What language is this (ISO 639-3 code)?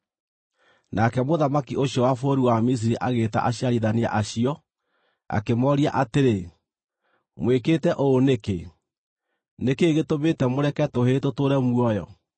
kik